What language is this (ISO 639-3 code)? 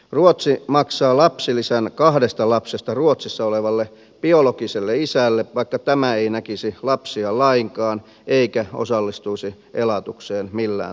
fin